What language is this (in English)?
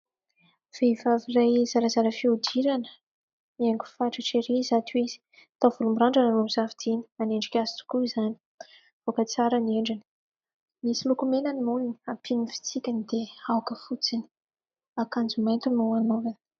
Malagasy